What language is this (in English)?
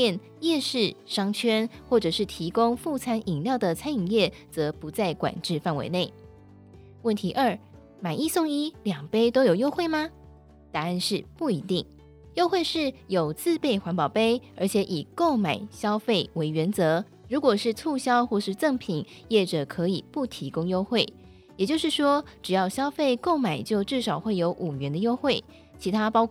Chinese